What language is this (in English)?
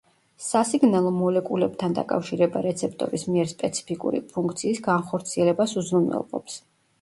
Georgian